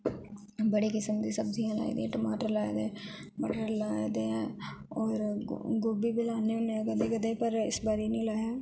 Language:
Dogri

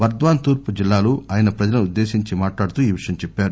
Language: Telugu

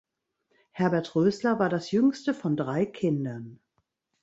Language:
German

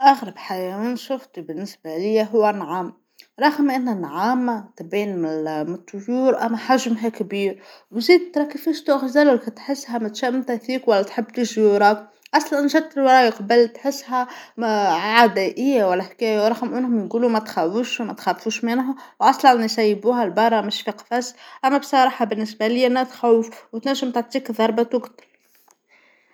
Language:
Tunisian Arabic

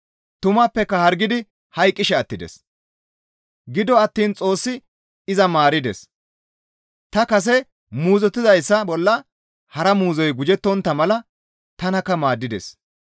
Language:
Gamo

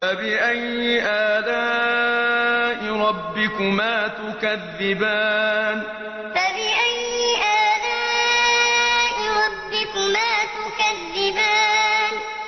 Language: Arabic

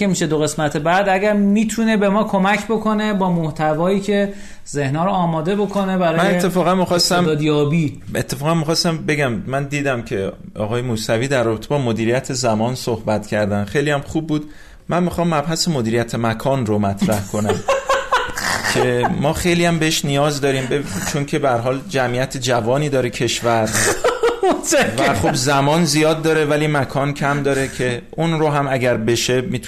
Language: Persian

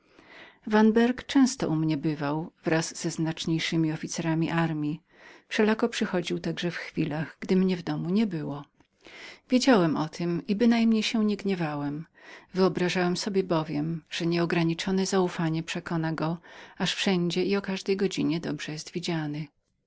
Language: Polish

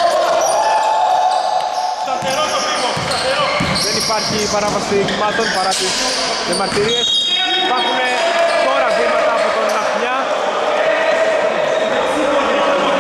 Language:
Greek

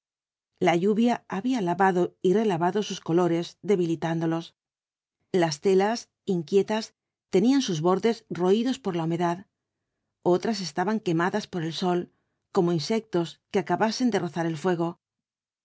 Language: Spanish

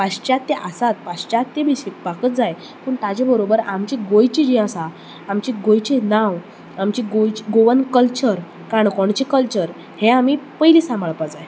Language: Konkani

